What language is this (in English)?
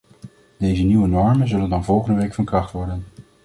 Dutch